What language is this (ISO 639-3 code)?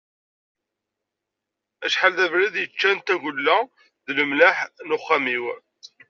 kab